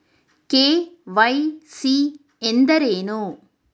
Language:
Kannada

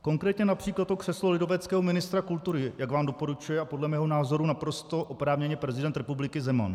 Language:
Czech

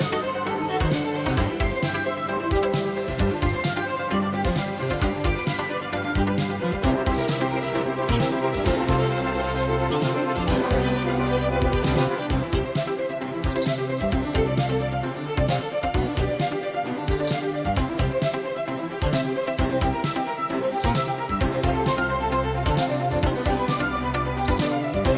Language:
Vietnamese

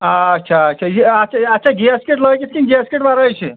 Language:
Kashmiri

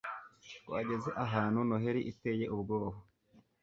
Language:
Kinyarwanda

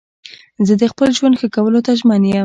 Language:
Pashto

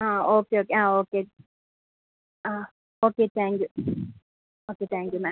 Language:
Malayalam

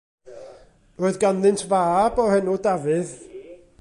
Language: Welsh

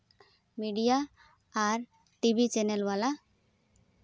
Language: Santali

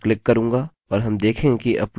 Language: Hindi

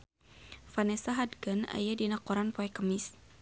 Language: Sundanese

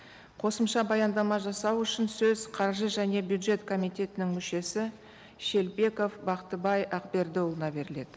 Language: Kazakh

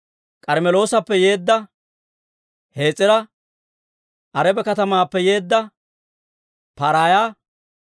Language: Dawro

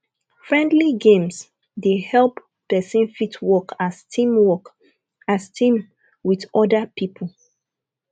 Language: Nigerian Pidgin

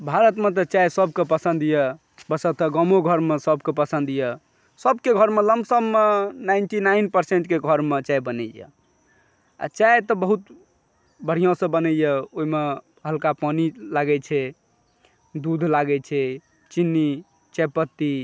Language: Maithili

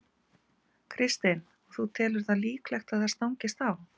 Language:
Icelandic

